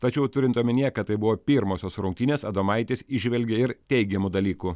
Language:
Lithuanian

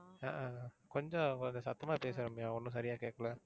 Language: Tamil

